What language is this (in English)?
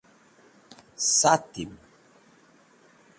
Wakhi